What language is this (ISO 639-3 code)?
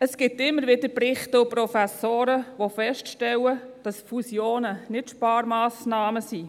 gsw